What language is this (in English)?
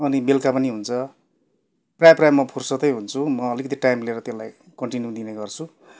Nepali